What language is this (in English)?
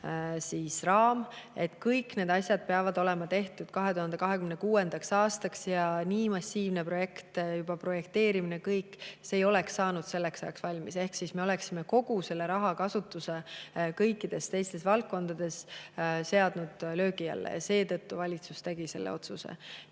Estonian